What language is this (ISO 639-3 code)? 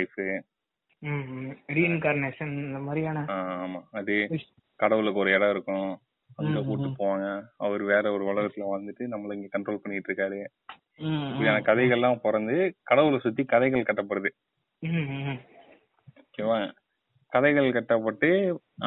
tam